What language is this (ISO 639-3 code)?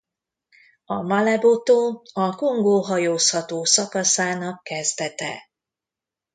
hun